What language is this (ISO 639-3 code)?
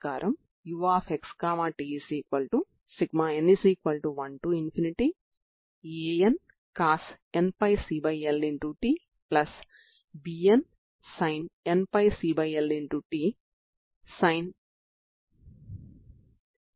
tel